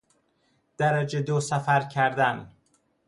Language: Persian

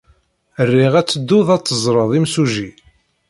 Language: Kabyle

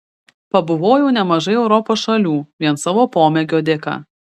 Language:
Lithuanian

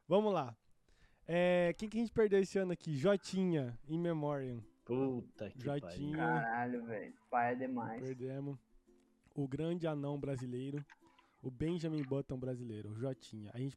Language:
Portuguese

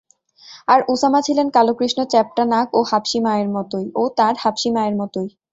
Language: Bangla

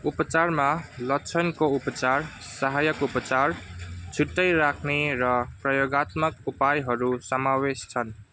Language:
Nepali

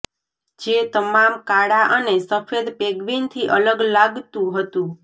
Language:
Gujarati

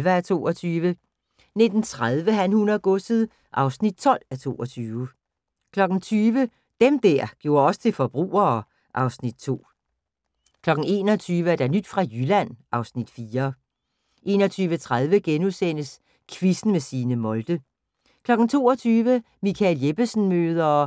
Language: Danish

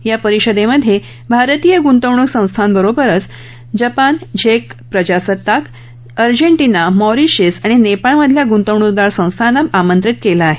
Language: Marathi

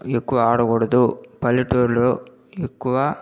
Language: Telugu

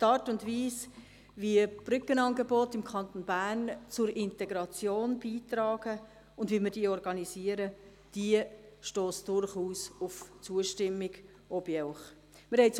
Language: Swiss German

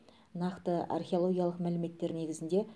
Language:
Kazakh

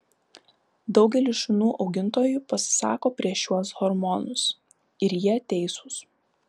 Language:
Lithuanian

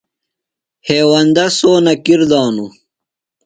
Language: Phalura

